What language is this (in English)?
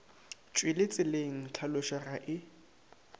Northern Sotho